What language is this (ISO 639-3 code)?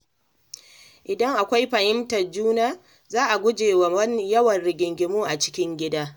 hau